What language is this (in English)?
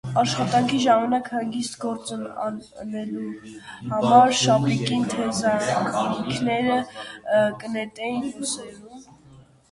Armenian